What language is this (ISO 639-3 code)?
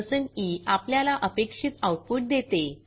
mar